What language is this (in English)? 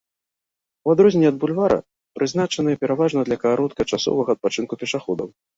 Belarusian